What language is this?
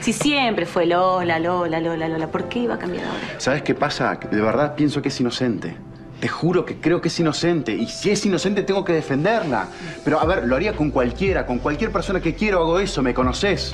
Spanish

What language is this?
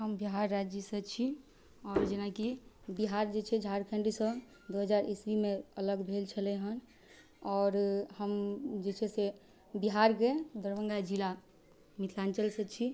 Maithili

